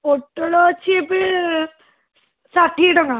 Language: Odia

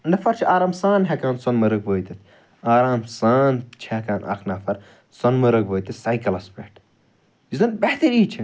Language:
Kashmiri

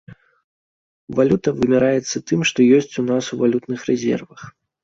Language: Belarusian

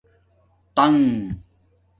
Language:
Domaaki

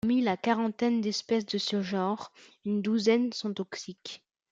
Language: French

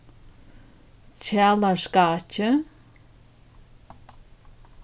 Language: Faroese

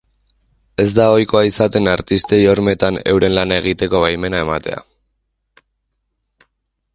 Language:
Basque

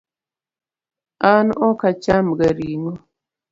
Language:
Luo (Kenya and Tanzania)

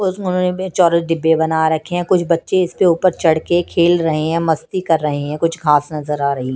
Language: Hindi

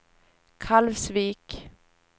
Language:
Swedish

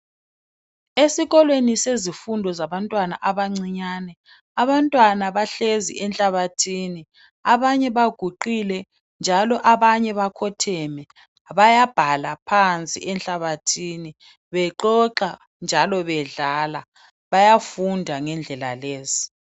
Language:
North Ndebele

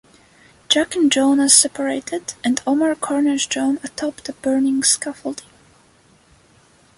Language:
English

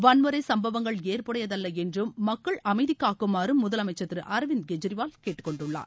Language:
Tamil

